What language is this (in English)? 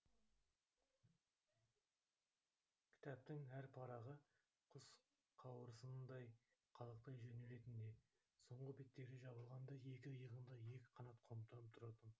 Kazakh